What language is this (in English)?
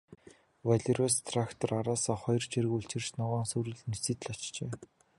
Mongolian